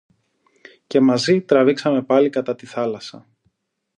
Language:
Greek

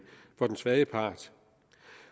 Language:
Danish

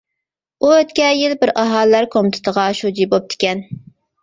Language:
Uyghur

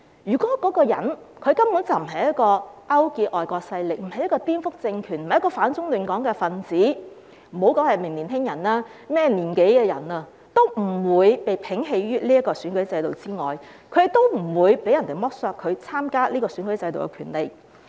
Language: Cantonese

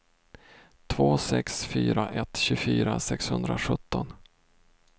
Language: Swedish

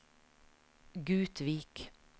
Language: Norwegian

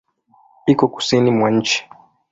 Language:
Swahili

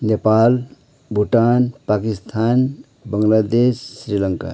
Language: Nepali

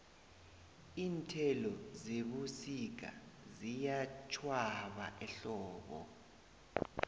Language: South Ndebele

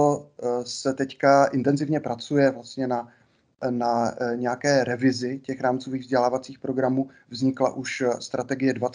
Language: Czech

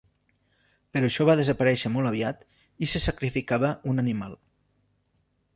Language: Catalan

